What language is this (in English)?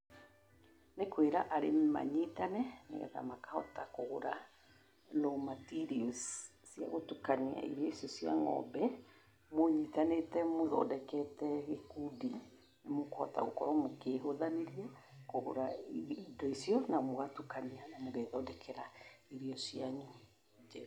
Kikuyu